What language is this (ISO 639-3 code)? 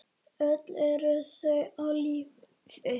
isl